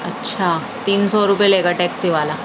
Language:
Urdu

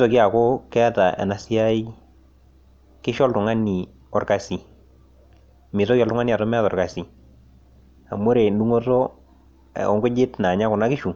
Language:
Masai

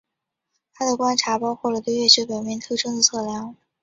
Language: Chinese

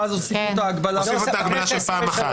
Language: Hebrew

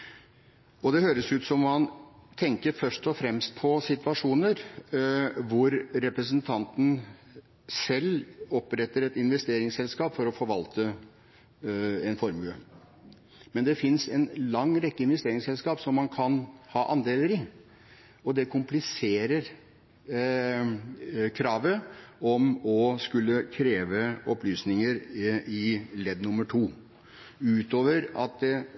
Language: Norwegian Bokmål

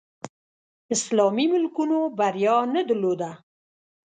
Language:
Pashto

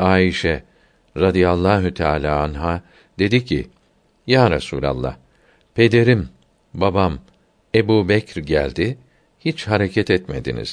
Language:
Turkish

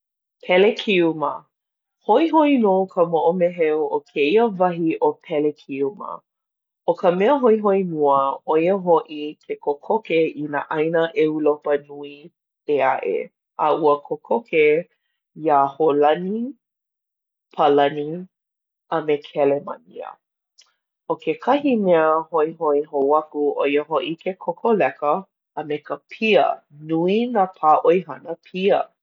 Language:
Hawaiian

